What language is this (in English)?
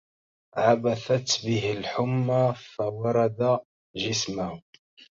Arabic